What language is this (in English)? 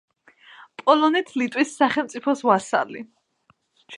Georgian